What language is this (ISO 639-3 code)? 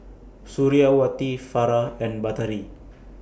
eng